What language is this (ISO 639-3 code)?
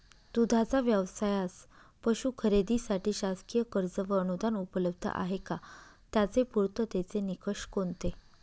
mar